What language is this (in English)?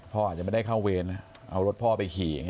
Thai